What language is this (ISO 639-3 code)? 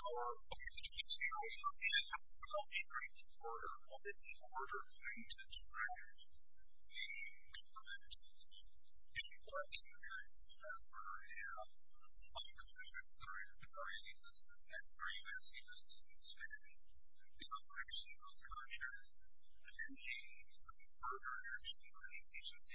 eng